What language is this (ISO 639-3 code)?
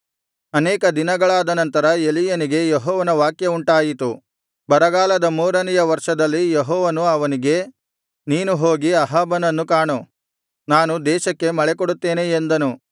kan